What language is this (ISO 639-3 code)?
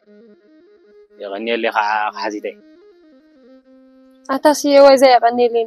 ara